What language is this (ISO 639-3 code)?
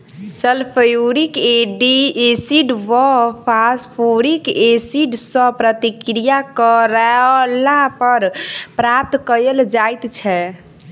mai